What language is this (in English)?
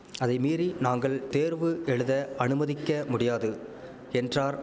Tamil